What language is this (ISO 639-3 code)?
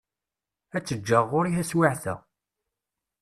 kab